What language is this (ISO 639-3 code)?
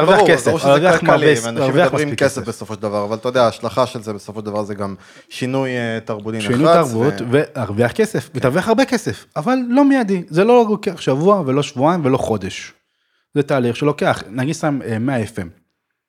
heb